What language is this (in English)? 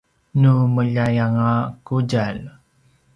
Paiwan